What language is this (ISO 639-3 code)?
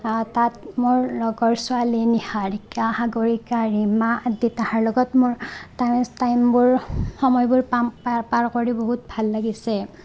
asm